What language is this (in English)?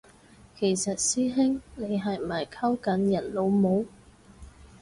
Cantonese